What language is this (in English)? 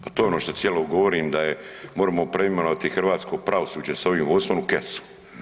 Croatian